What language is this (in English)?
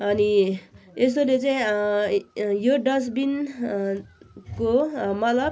Nepali